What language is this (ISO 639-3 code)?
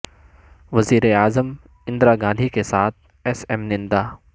urd